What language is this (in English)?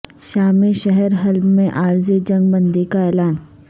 Urdu